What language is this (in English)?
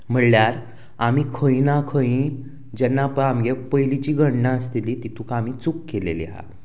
Konkani